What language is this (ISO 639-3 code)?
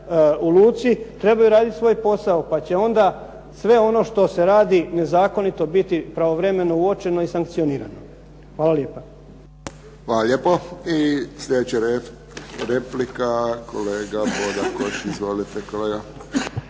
hrv